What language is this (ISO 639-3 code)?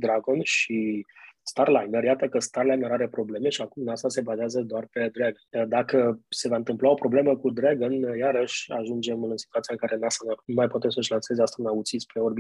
ron